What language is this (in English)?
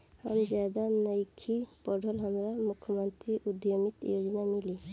Bhojpuri